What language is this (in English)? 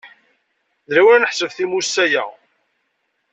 Kabyle